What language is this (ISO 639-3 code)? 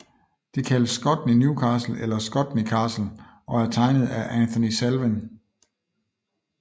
dan